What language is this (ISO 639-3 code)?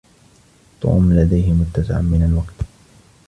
ara